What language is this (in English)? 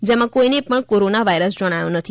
Gujarati